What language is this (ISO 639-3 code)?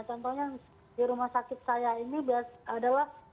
ind